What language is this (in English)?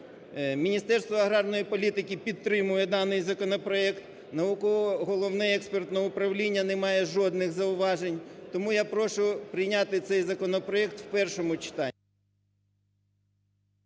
Ukrainian